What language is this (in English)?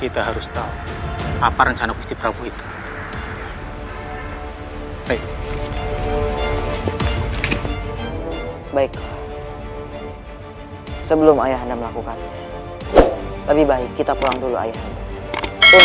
Indonesian